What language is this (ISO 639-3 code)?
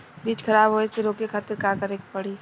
bho